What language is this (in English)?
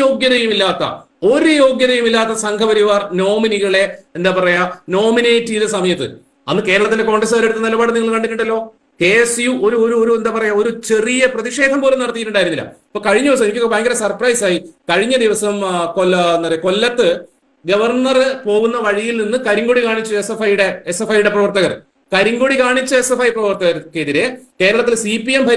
Malayalam